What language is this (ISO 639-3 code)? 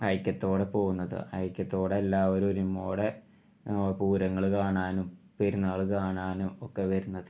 mal